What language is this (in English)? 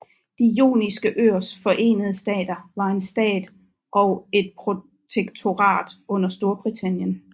Danish